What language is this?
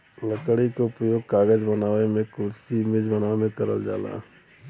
Bhojpuri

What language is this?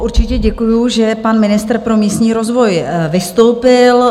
Czech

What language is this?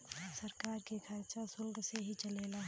Bhojpuri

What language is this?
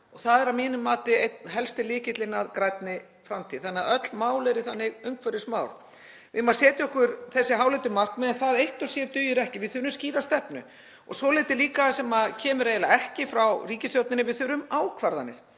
Icelandic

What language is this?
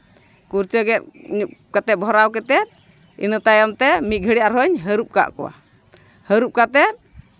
Santali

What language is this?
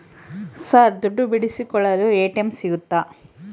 Kannada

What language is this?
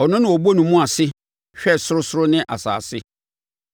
Akan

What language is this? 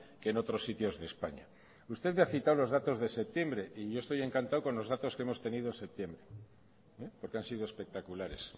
Spanish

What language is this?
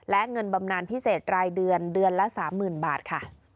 Thai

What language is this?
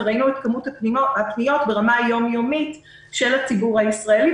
Hebrew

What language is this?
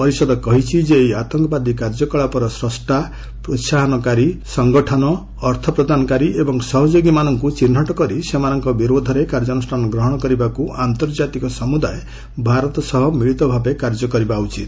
Odia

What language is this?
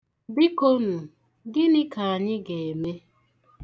Igbo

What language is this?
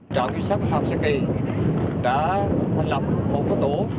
Vietnamese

